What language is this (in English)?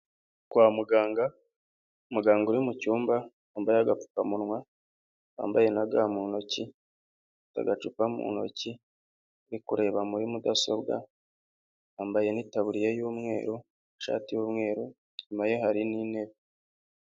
Kinyarwanda